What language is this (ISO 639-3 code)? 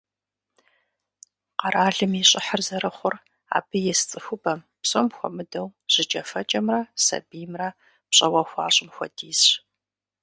kbd